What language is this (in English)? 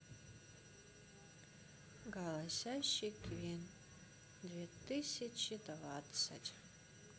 Russian